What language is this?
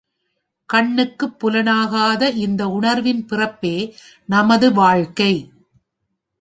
Tamil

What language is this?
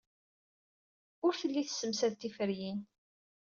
Kabyle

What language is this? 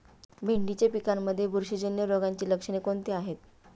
Marathi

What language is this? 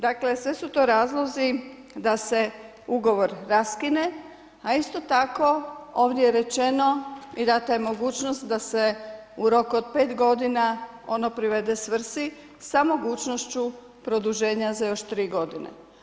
Croatian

